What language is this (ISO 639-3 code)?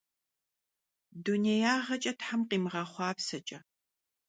kbd